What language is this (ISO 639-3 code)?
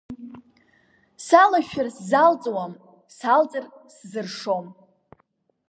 abk